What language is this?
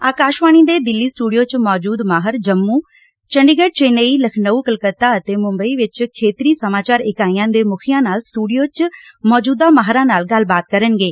Punjabi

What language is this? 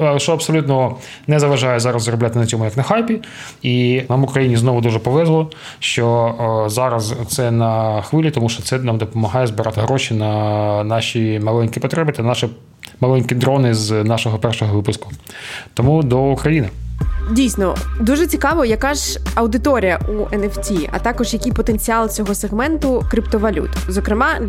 Ukrainian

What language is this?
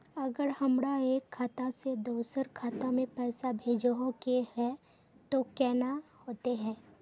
Magahi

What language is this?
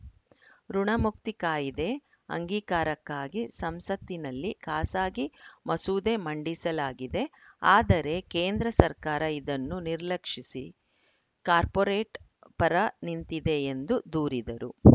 Kannada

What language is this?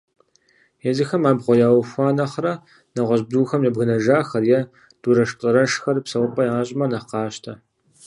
Kabardian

